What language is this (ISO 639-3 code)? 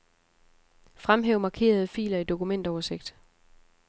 dan